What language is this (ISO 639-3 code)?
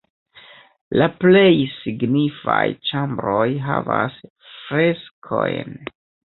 epo